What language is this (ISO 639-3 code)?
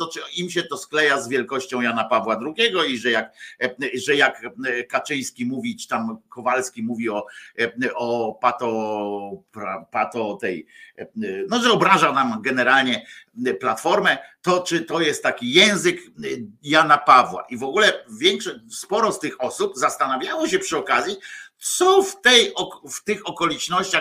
pol